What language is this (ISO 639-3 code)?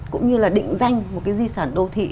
vie